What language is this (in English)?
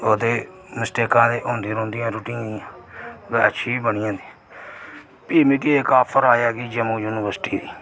Dogri